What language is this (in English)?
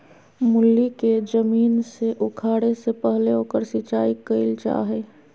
Magahi